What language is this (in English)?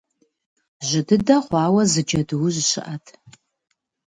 Kabardian